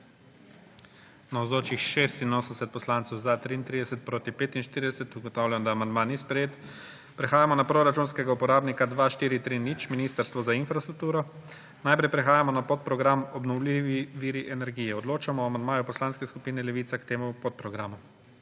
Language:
Slovenian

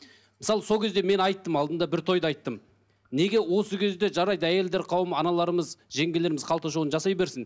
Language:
Kazakh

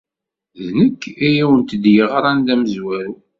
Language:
Kabyle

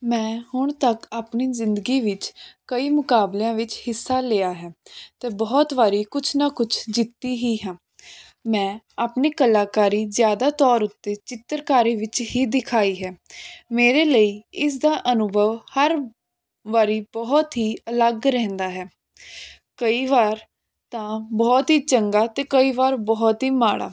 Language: Punjabi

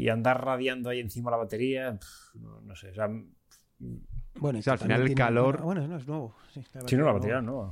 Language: Spanish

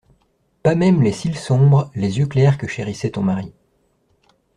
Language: French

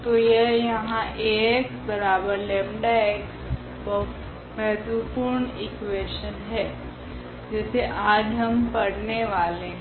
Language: Hindi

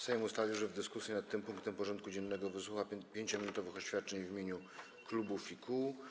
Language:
Polish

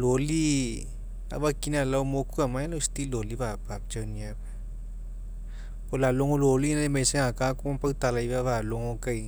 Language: Mekeo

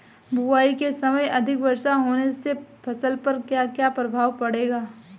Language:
Hindi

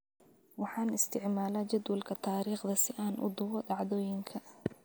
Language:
Somali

